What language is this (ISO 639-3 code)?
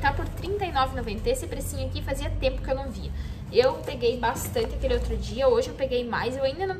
por